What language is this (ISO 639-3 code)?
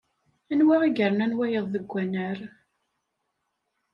kab